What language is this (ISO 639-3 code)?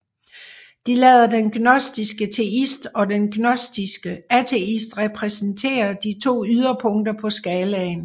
dan